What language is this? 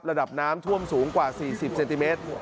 Thai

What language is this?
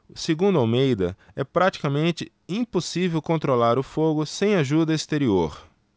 Portuguese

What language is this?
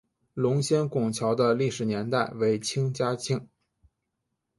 Chinese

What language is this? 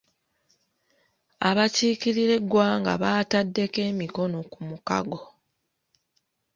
Ganda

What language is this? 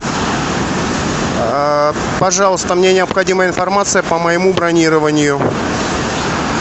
Russian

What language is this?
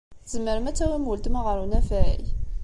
Kabyle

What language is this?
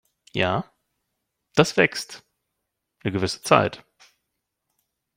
German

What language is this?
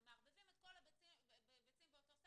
Hebrew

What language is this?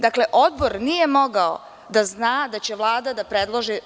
Serbian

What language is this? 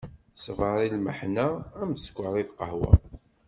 Kabyle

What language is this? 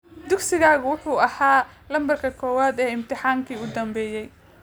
Somali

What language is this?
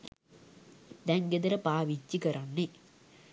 Sinhala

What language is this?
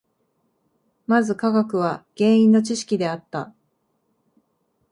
Japanese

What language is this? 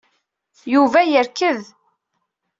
Kabyle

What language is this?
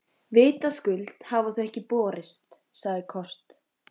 Icelandic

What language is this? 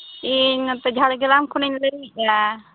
Santali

